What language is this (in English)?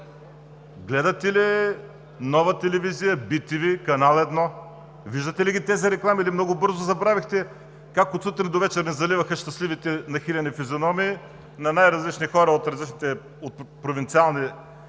Bulgarian